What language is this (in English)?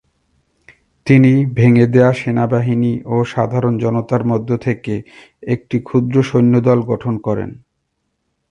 Bangla